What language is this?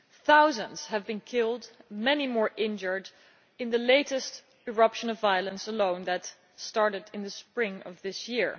English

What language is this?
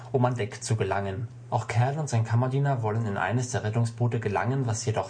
German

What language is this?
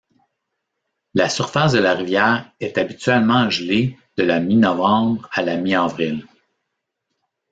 French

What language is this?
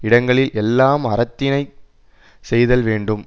Tamil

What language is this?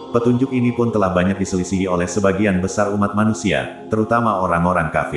Indonesian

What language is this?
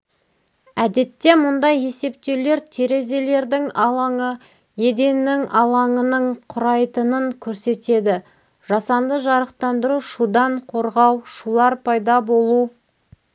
Kazakh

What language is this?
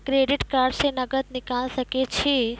Maithili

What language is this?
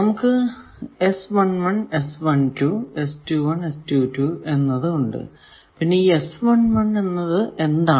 Malayalam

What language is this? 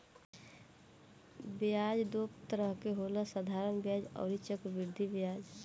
Bhojpuri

